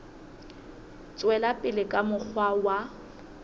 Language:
Southern Sotho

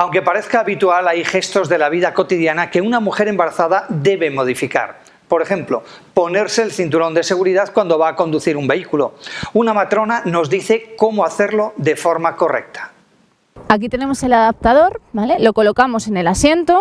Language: Spanish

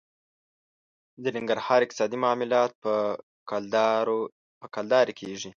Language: Pashto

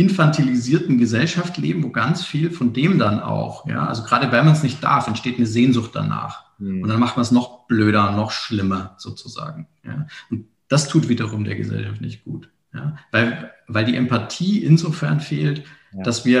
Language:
German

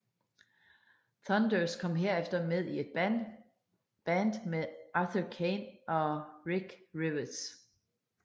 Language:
Danish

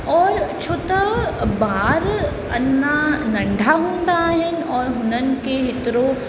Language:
Sindhi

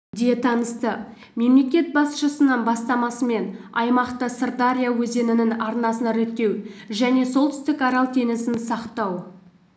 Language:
Kazakh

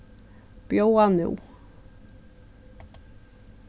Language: Faroese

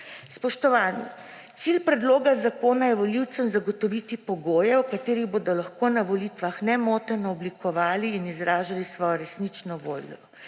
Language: Slovenian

